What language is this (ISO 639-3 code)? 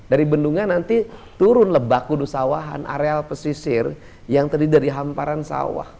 ind